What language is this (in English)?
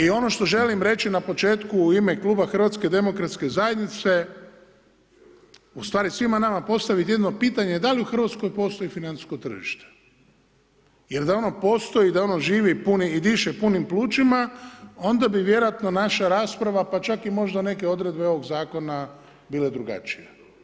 Croatian